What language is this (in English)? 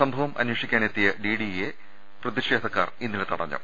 Malayalam